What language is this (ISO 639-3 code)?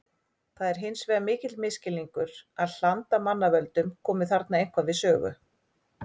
isl